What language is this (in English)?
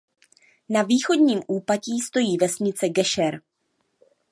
Czech